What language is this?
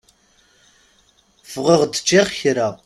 Kabyle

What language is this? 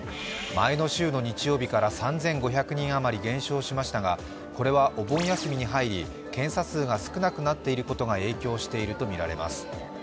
Japanese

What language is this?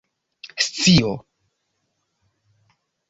Esperanto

